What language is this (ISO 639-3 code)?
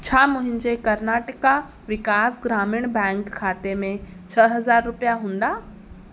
snd